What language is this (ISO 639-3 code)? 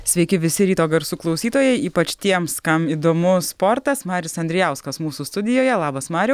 lit